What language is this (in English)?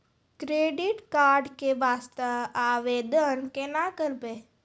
Maithili